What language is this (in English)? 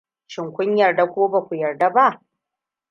Hausa